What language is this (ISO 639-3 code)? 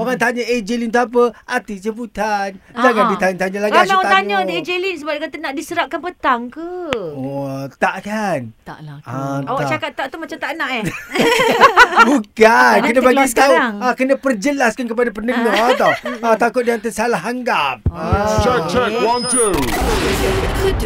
msa